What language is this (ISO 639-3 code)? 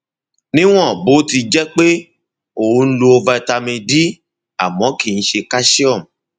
yor